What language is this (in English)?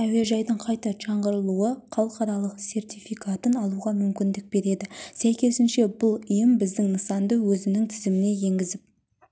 Kazakh